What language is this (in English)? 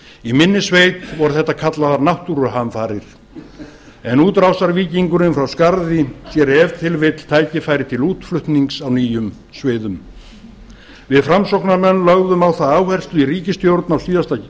Icelandic